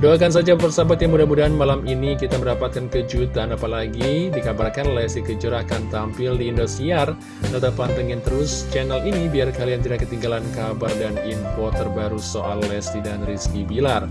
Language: Indonesian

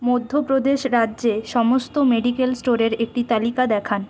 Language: Bangla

